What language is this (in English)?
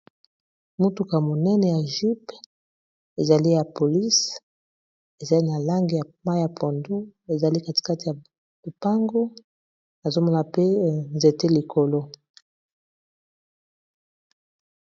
Lingala